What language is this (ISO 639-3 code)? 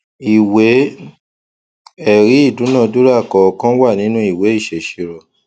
yor